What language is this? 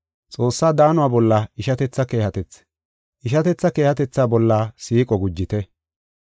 Gofa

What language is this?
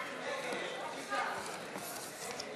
Hebrew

